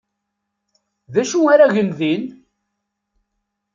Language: Kabyle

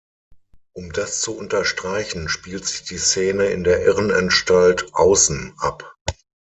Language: German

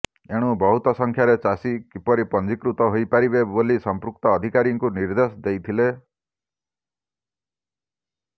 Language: Odia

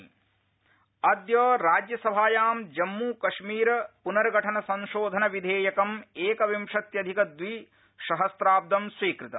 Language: Sanskrit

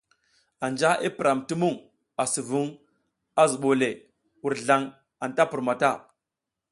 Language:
South Giziga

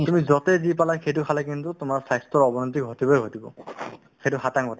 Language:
Assamese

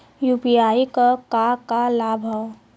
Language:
Bhojpuri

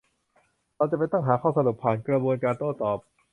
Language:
Thai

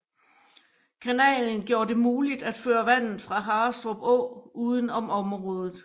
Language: Danish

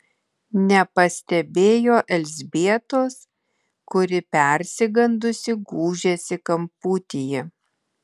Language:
Lithuanian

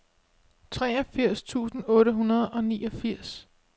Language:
Danish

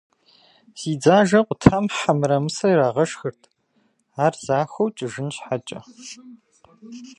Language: Kabardian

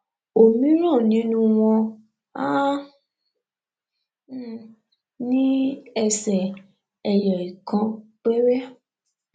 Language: Yoruba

